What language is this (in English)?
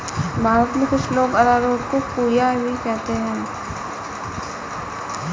Hindi